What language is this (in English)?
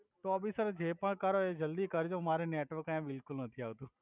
Gujarati